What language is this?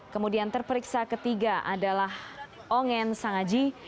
Indonesian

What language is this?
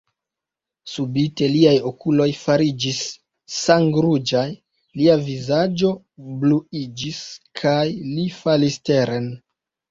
Esperanto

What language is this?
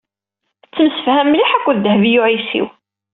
Kabyle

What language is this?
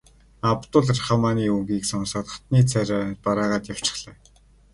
Mongolian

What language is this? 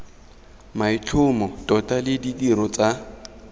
Tswana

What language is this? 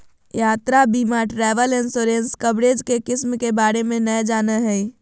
Magahi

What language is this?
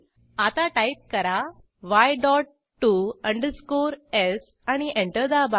Marathi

